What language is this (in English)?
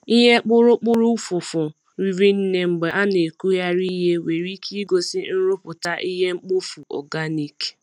Igbo